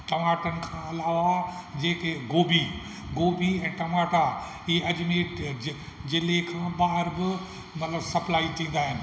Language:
Sindhi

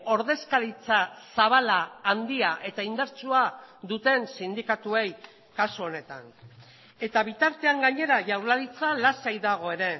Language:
Basque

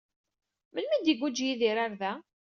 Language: Kabyle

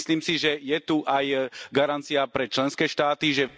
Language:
Slovak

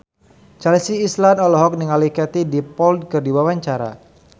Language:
Sundanese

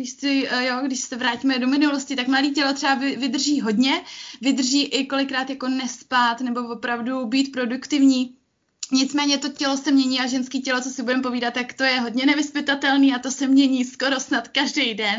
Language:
Czech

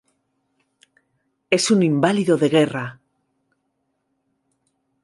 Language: Spanish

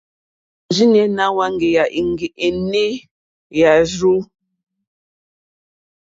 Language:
Mokpwe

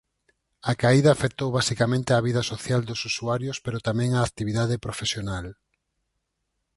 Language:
Galician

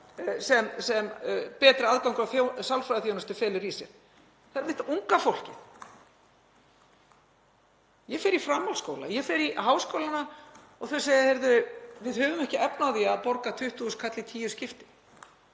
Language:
Icelandic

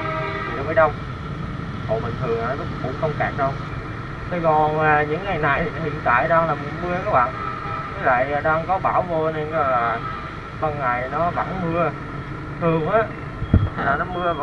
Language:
Vietnamese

